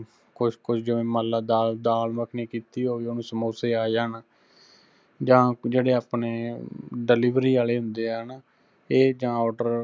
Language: Punjabi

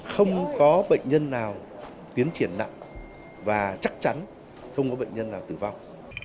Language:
Vietnamese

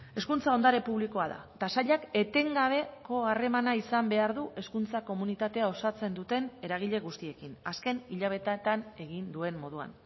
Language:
Basque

